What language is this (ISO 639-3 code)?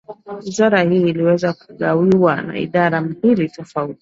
swa